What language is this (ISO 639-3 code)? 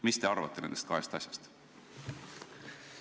est